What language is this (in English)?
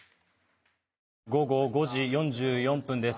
Japanese